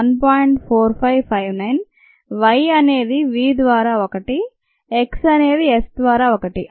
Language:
Telugu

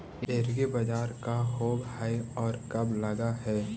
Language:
Magahi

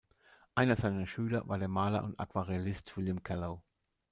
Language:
German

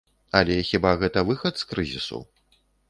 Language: Belarusian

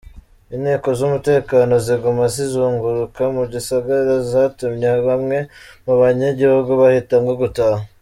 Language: Kinyarwanda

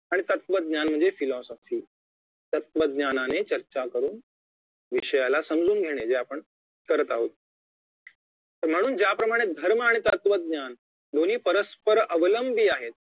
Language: Marathi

